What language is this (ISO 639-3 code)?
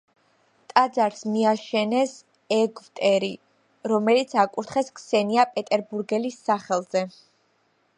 kat